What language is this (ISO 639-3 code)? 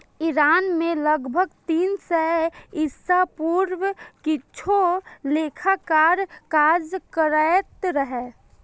mai